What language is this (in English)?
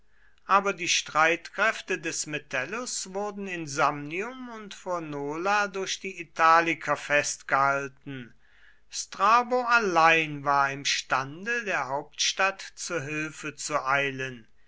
German